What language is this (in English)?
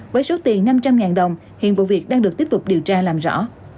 Vietnamese